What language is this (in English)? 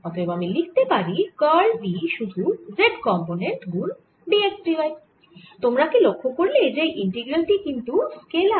Bangla